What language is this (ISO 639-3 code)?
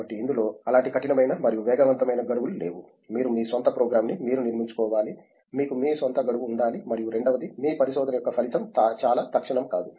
tel